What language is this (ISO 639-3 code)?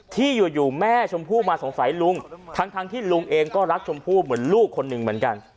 tha